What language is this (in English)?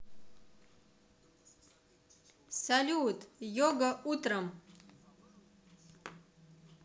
Russian